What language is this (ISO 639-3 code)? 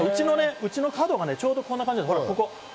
jpn